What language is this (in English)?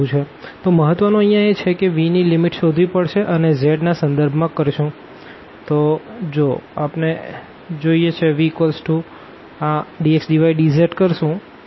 Gujarati